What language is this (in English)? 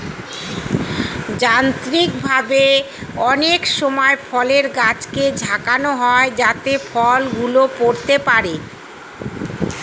Bangla